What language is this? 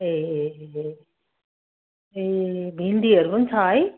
Nepali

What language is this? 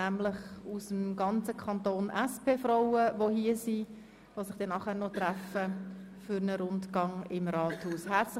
Swiss German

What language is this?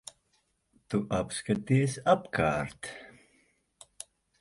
Latvian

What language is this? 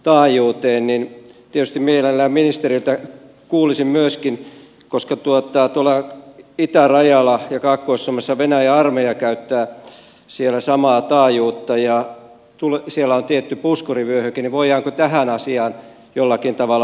Finnish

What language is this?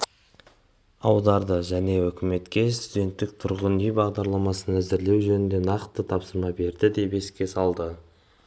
Kazakh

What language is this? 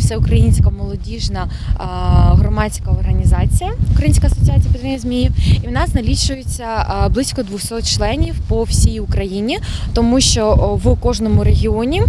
Ukrainian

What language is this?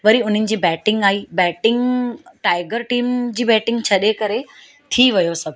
Sindhi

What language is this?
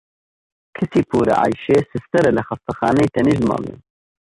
Central Kurdish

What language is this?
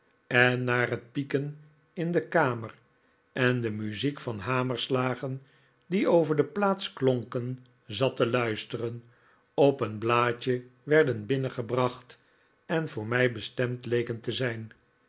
Dutch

